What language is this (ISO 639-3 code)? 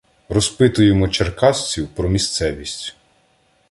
ukr